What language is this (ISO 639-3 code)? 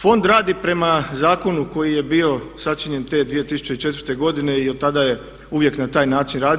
hrv